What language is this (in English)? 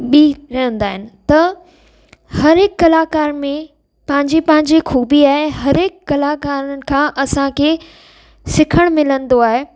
Sindhi